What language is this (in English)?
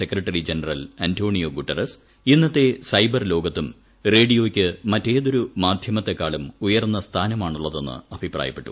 Malayalam